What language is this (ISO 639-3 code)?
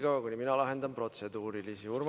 est